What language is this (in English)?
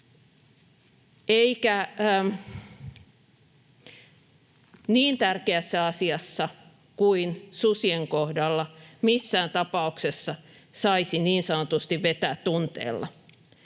Finnish